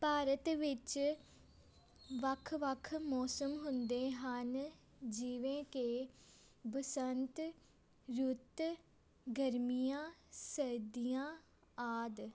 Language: Punjabi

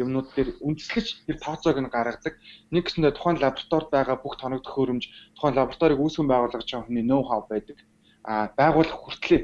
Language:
Turkish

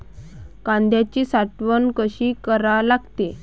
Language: Marathi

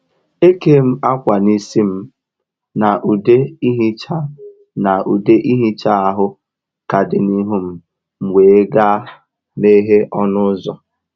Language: Igbo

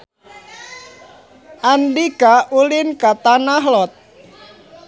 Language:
Sundanese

